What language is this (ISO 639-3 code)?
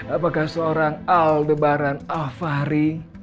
ind